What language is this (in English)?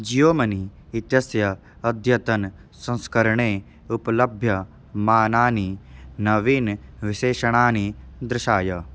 Sanskrit